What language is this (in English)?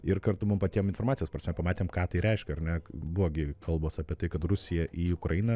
Lithuanian